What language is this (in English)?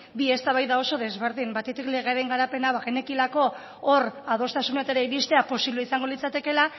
Basque